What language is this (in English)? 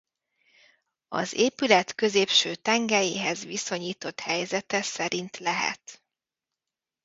Hungarian